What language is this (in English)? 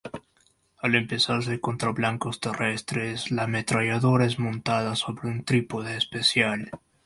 Spanish